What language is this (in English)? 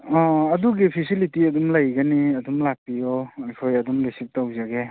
Manipuri